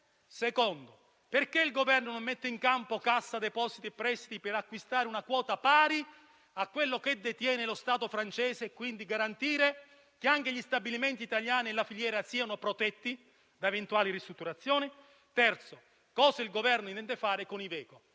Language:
Italian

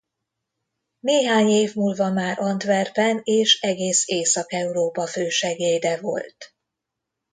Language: Hungarian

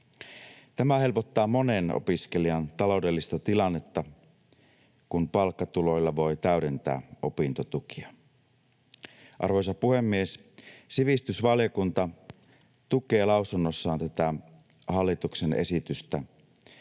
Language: Finnish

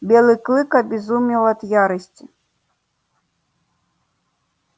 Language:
Russian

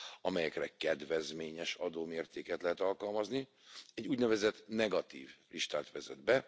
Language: Hungarian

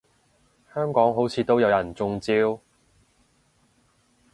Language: Cantonese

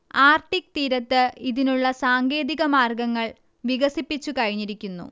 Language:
Malayalam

